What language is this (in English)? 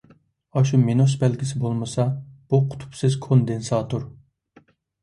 Uyghur